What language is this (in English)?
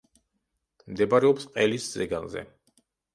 Georgian